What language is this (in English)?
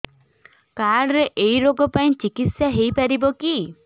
Odia